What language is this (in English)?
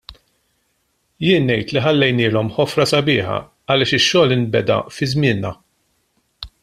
Maltese